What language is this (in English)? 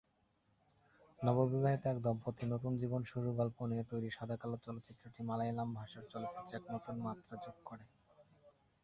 Bangla